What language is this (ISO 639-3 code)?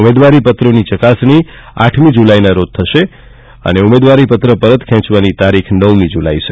guj